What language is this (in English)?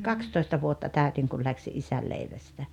Finnish